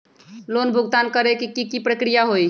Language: Magahi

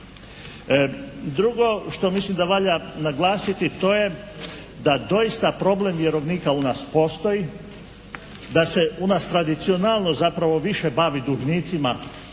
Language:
Croatian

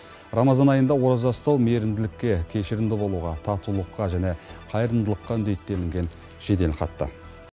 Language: Kazakh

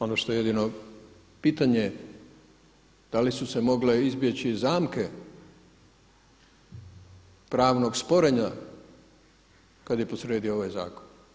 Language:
Croatian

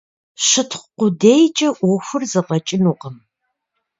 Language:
Kabardian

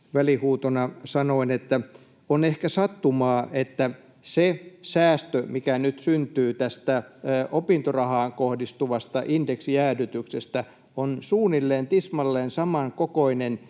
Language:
Finnish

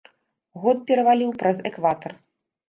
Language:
Belarusian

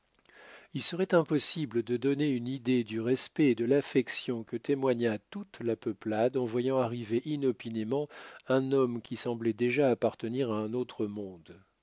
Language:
French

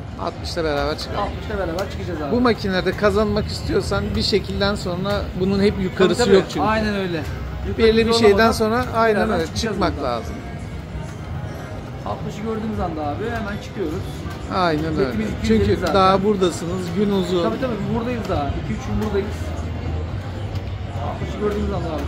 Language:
Turkish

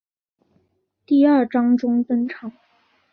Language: Chinese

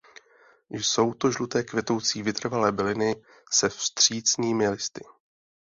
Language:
Czech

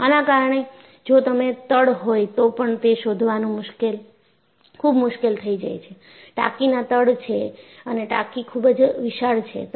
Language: Gujarati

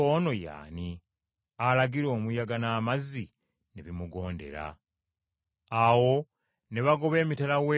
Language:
Ganda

